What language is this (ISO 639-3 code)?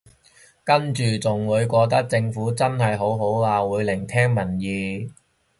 yue